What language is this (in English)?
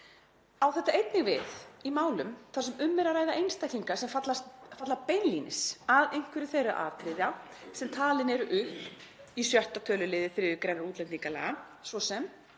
Icelandic